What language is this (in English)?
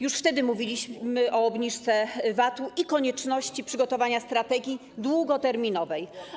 Polish